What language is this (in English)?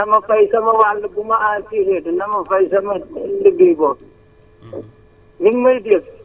Wolof